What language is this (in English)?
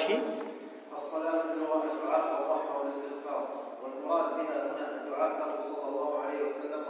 Arabic